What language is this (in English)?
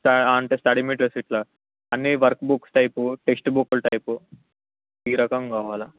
Telugu